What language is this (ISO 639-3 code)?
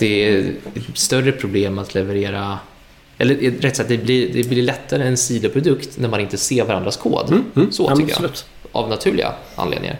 swe